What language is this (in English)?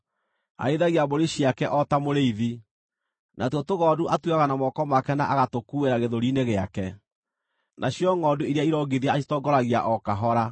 Kikuyu